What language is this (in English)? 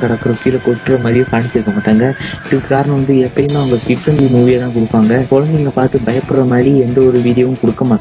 Malayalam